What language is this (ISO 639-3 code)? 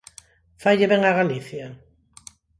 glg